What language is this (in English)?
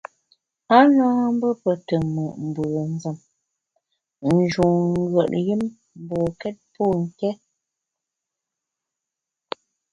Bamun